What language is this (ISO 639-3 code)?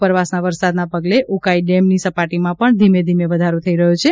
guj